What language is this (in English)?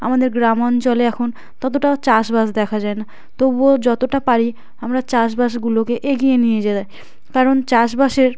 Bangla